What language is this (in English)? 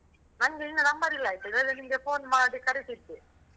Kannada